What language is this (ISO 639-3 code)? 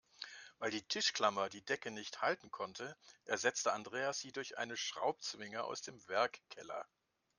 deu